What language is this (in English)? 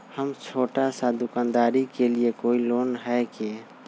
Magahi